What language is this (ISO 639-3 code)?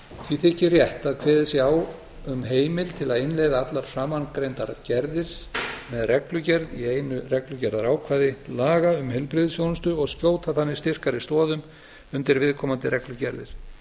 isl